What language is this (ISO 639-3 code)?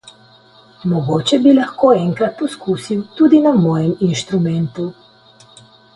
slv